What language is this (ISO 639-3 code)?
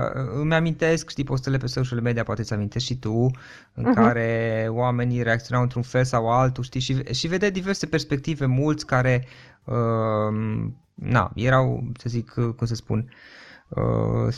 ron